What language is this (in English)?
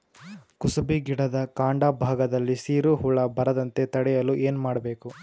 Kannada